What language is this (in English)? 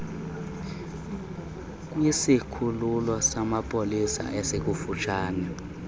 Xhosa